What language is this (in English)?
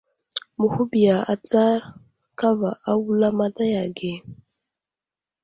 Wuzlam